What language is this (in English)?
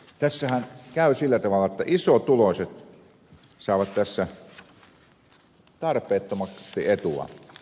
Finnish